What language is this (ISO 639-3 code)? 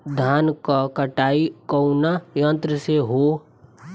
bho